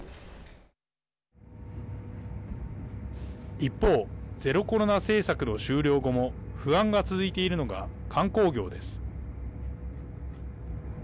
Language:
Japanese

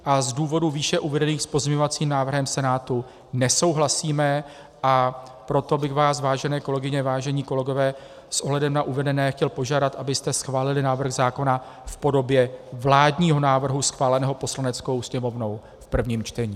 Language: Czech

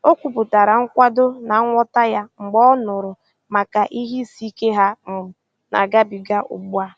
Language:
Igbo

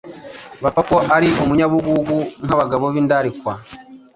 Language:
Kinyarwanda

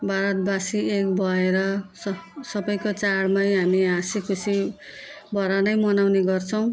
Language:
Nepali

